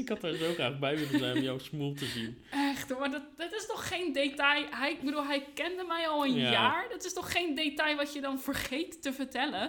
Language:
Dutch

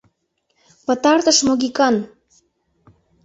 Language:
Mari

